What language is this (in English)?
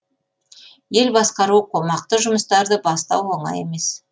Kazakh